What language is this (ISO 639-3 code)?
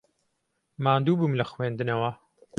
ckb